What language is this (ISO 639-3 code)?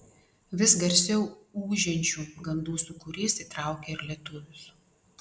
lit